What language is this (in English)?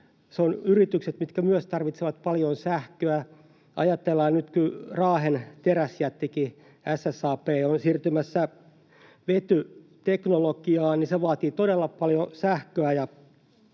Finnish